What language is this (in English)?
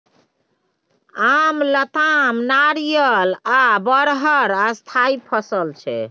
Maithili